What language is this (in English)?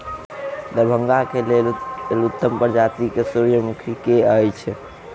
Maithili